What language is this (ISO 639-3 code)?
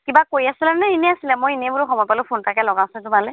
asm